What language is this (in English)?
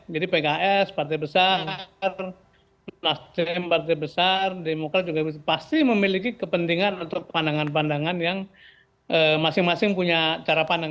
Indonesian